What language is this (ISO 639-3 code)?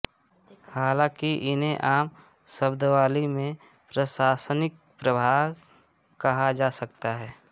hin